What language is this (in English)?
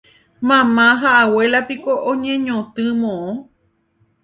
Guarani